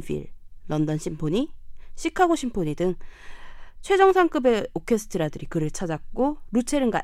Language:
Korean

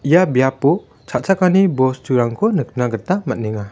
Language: Garo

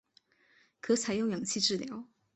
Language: Chinese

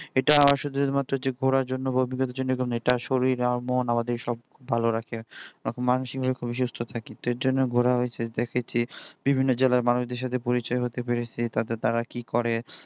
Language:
Bangla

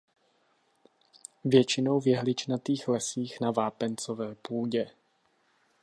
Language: Czech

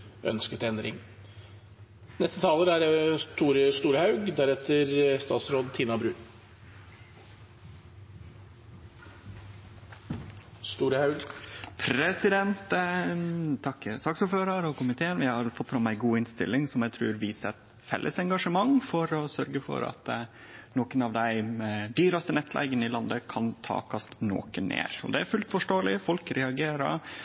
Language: Norwegian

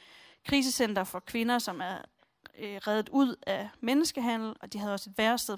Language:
Danish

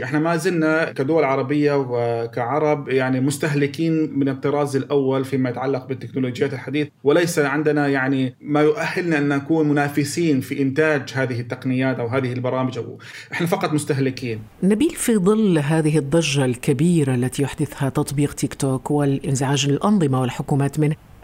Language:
Arabic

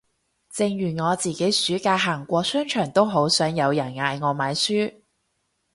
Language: Cantonese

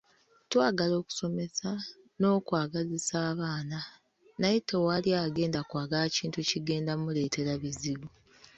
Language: Ganda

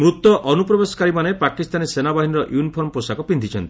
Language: Odia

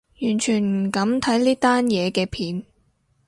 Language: Cantonese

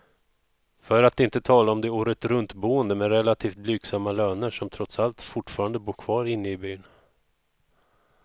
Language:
Swedish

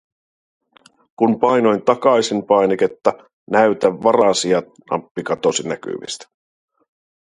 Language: Finnish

